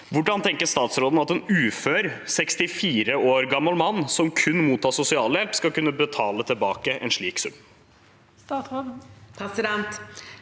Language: Norwegian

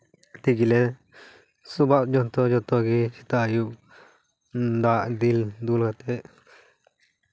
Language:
Santali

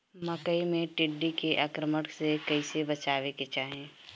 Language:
Bhojpuri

